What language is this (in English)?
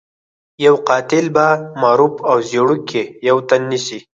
Pashto